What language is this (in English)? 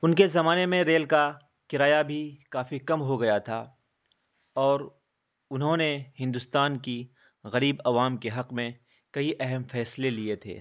Urdu